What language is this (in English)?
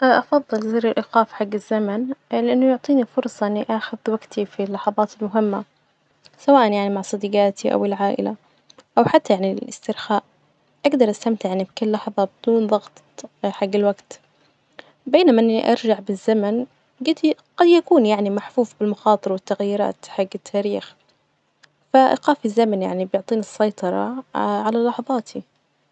Najdi Arabic